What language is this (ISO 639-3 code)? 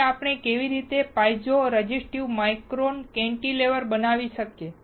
guj